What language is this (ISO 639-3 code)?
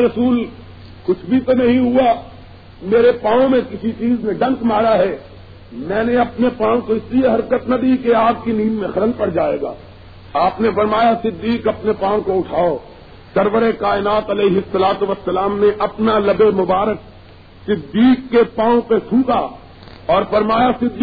urd